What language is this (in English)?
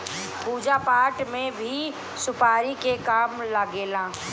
Bhojpuri